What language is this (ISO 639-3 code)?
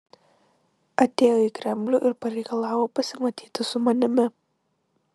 lit